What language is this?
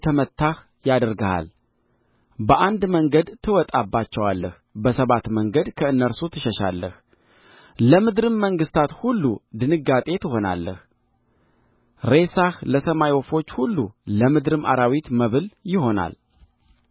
Amharic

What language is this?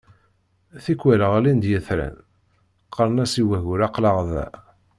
Kabyle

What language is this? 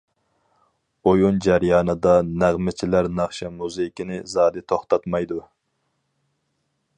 Uyghur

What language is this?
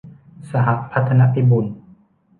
Thai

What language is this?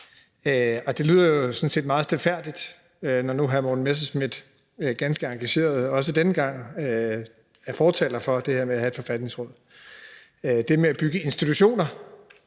Danish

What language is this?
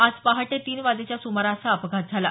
Marathi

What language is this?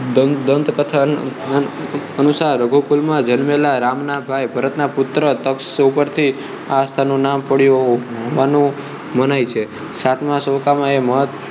Gujarati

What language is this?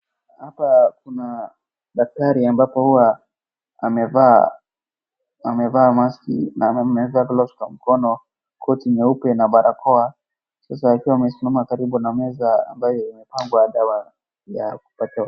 Swahili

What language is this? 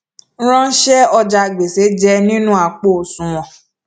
Yoruba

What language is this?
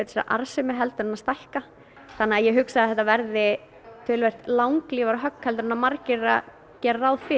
Icelandic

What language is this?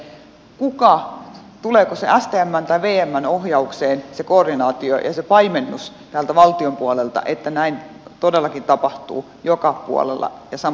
Finnish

